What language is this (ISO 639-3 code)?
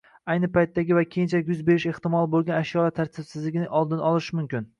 uzb